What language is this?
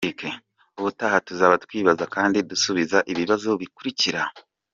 Kinyarwanda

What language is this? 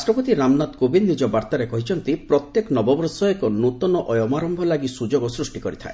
Odia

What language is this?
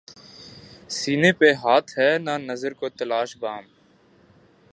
Urdu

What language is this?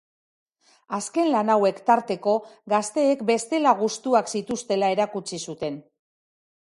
Basque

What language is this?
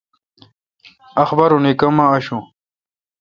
Kalkoti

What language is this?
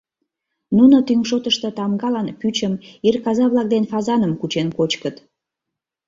Mari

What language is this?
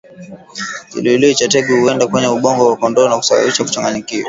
Swahili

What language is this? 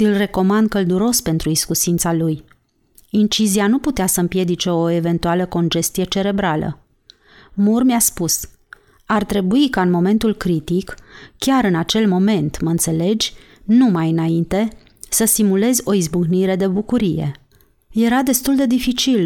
Romanian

